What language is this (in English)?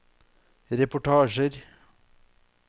Norwegian